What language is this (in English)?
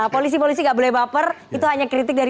Indonesian